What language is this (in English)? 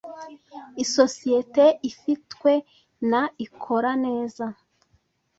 Kinyarwanda